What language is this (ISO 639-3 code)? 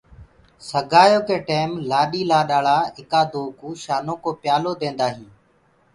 ggg